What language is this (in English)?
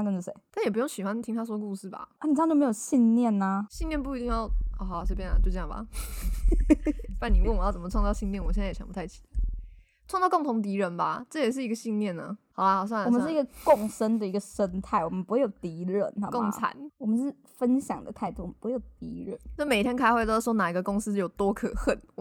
Chinese